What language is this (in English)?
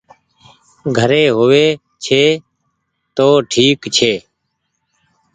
Goaria